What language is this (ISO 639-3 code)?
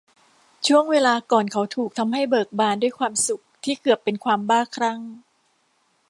tha